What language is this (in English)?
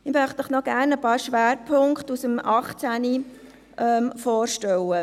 Swiss German